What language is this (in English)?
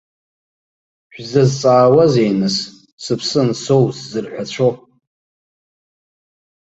Abkhazian